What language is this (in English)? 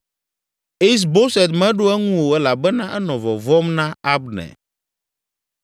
Ewe